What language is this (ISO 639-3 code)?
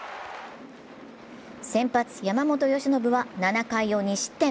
jpn